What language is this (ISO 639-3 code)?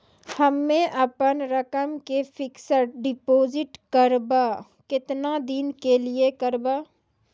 mai